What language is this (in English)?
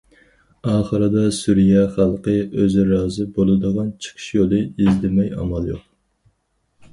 Uyghur